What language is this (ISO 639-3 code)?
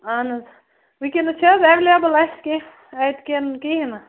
kas